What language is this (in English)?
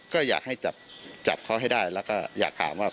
Thai